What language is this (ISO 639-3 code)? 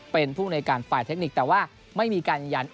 tha